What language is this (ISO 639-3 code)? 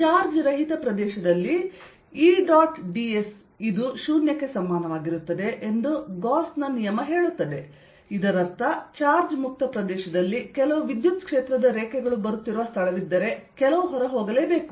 kan